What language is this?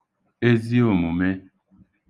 Igbo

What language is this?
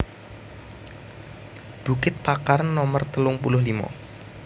Javanese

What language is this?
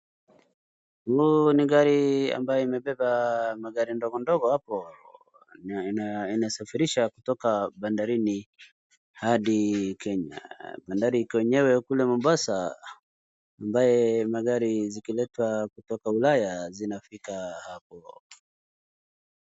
Swahili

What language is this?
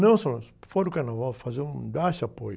Portuguese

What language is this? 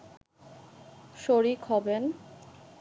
Bangla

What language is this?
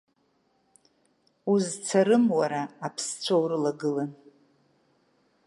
Abkhazian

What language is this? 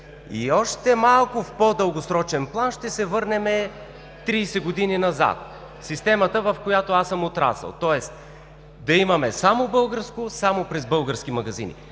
Bulgarian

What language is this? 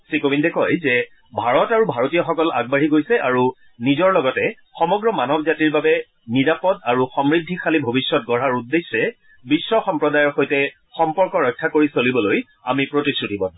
Assamese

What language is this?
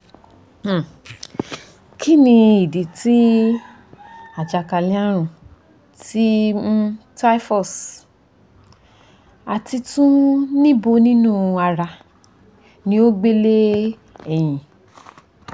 Yoruba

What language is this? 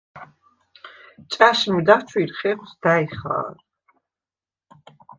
Svan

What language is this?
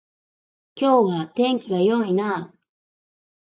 Japanese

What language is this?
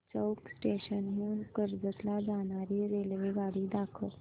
Marathi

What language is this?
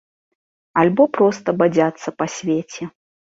Belarusian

